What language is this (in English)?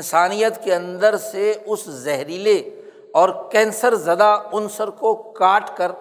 Urdu